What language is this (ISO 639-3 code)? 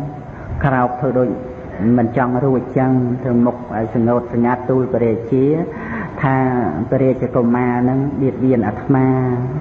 khm